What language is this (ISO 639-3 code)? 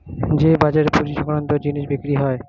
ben